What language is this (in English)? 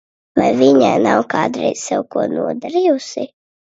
Latvian